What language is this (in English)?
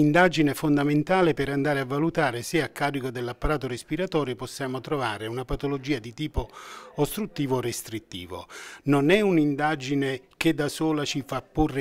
Italian